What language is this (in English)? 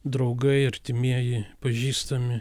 Lithuanian